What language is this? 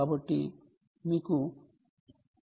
Telugu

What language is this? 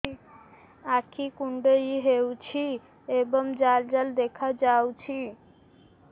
Odia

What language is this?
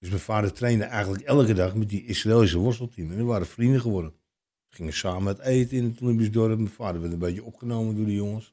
Dutch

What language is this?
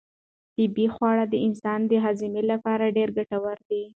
Pashto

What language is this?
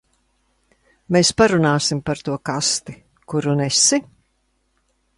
Latvian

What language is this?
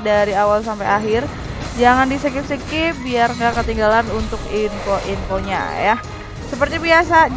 Indonesian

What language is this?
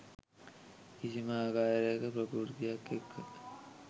Sinhala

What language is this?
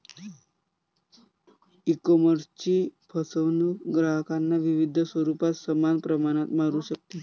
Marathi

